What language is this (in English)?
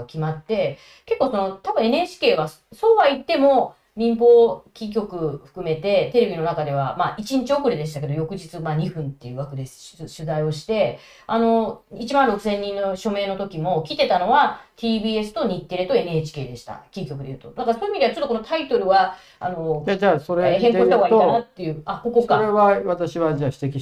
Japanese